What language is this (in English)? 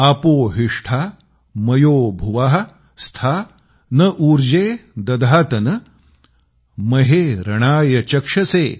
Marathi